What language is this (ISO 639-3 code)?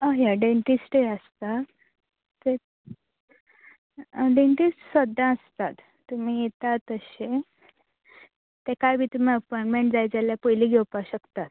kok